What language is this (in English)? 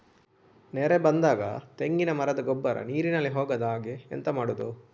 Kannada